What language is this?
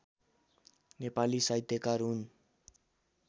Nepali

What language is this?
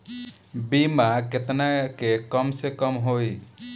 Bhojpuri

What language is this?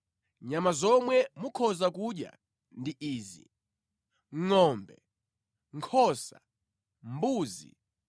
Nyanja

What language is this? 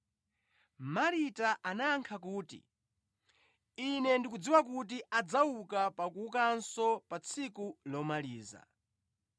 Nyanja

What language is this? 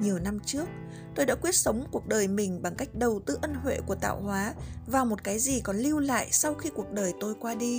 Vietnamese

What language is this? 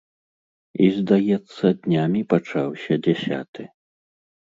Belarusian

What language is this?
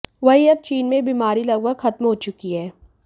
Hindi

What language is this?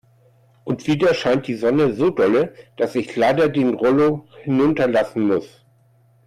German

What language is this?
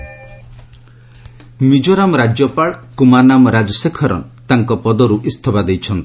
Odia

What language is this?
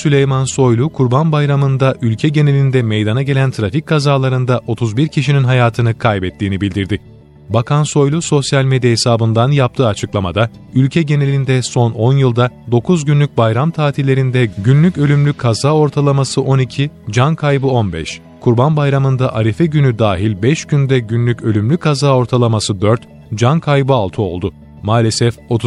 Turkish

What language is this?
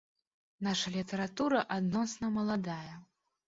Belarusian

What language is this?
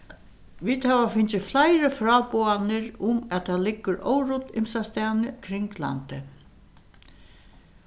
Faroese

